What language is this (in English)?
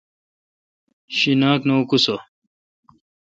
Kalkoti